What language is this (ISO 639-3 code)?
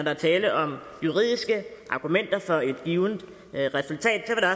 dan